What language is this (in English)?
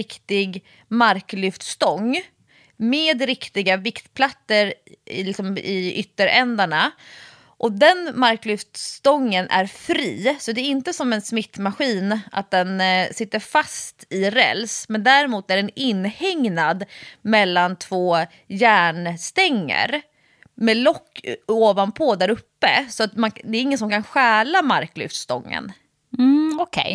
Swedish